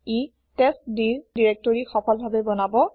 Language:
Assamese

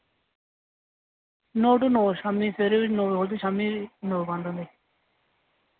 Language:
Dogri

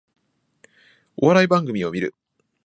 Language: Japanese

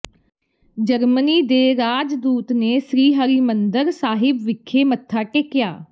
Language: Punjabi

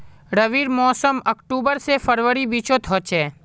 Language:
Magahi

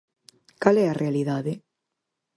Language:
Galician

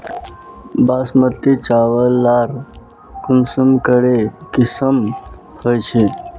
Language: Magahi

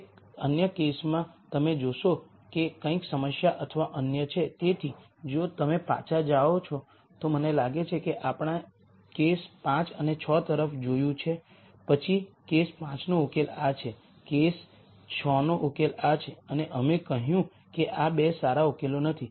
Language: Gujarati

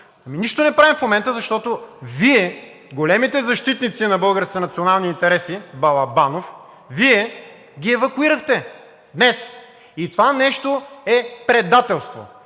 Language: Bulgarian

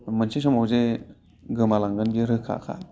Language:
Bodo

